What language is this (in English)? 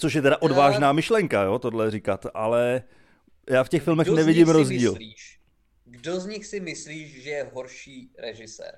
Czech